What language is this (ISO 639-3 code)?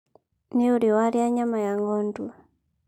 kik